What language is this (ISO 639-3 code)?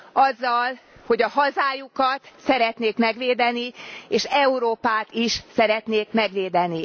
hun